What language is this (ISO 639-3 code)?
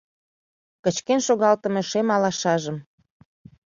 chm